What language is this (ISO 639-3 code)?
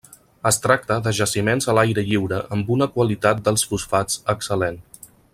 cat